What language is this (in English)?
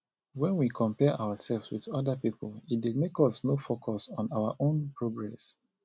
Nigerian Pidgin